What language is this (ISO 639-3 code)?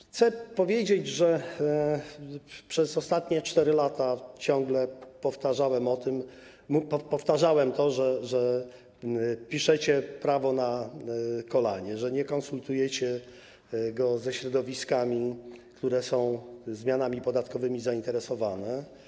pol